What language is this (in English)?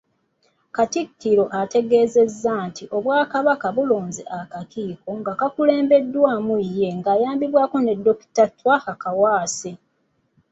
Ganda